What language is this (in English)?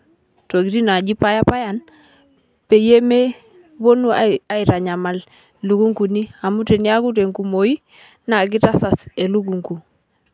Masai